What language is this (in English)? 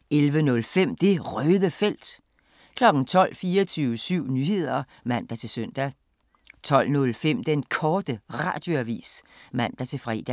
Danish